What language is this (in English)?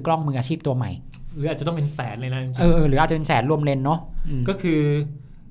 Thai